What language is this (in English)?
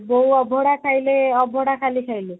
Odia